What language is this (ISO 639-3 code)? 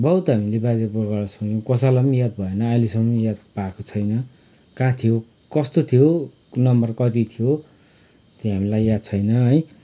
nep